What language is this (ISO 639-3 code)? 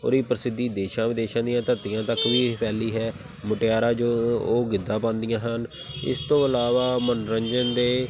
pan